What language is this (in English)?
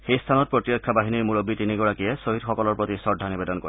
Assamese